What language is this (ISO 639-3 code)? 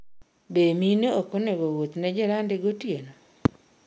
luo